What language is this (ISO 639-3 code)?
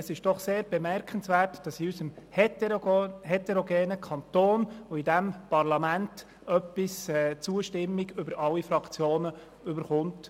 gsw